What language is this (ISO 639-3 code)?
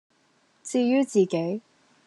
yue